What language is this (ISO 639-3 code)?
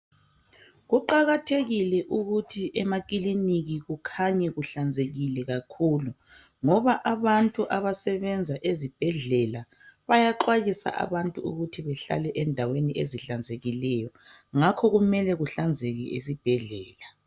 nde